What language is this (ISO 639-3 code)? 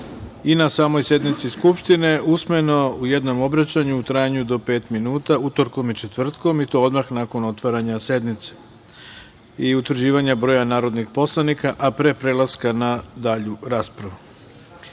srp